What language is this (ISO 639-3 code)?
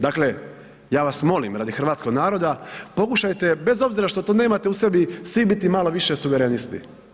hrv